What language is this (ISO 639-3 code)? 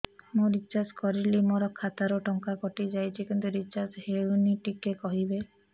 ori